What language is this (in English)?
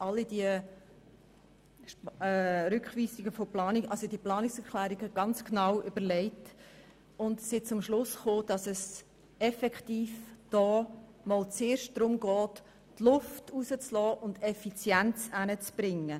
Swiss German